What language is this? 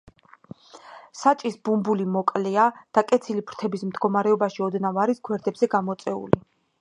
Georgian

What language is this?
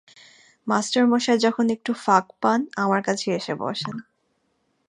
Bangla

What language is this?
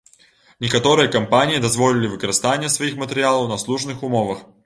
Belarusian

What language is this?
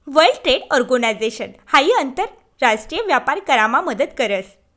Marathi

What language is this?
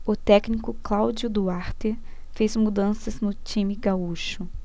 Portuguese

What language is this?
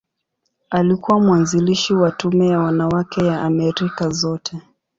Swahili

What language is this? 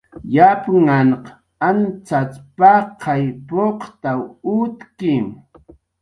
Jaqaru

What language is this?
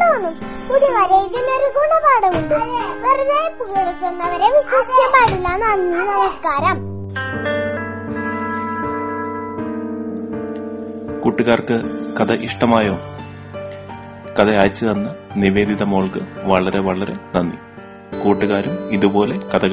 Malayalam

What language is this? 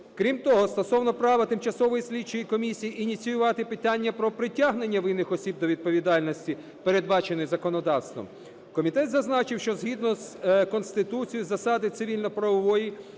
Ukrainian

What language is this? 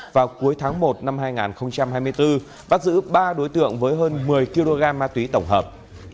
Vietnamese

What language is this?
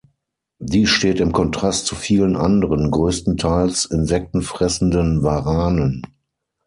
German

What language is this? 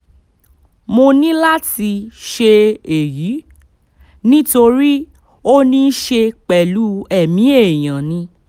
Yoruba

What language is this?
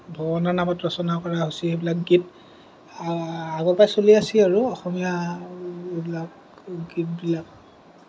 Assamese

